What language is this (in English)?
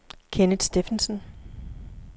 Danish